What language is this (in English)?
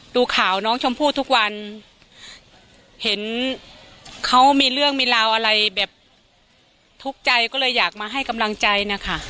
Thai